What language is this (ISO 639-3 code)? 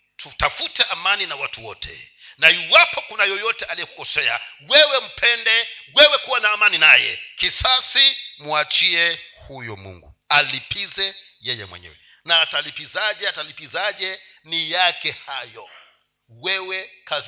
swa